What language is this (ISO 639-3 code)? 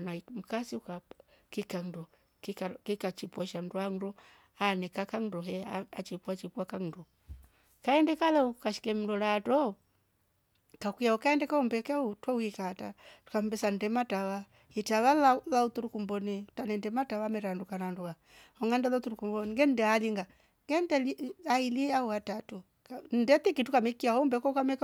rof